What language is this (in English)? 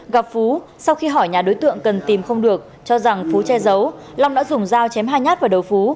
Vietnamese